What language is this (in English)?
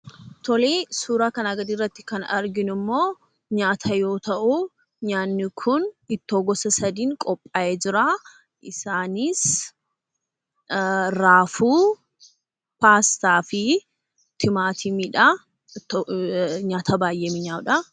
Oromo